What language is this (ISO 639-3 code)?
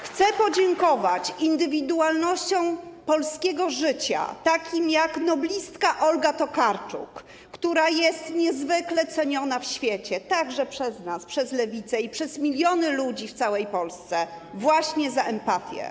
pol